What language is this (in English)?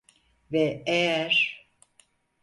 Turkish